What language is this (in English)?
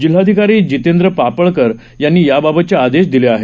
Marathi